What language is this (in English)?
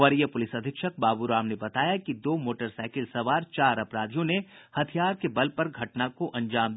Hindi